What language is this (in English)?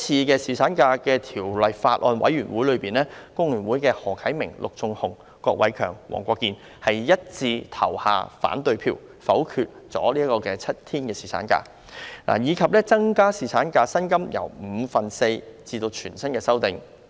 Cantonese